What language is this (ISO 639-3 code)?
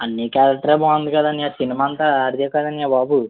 tel